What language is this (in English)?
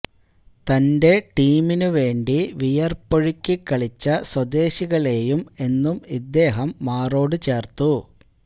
Malayalam